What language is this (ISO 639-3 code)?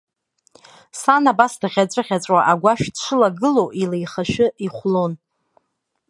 abk